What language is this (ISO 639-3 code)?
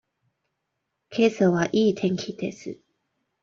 jpn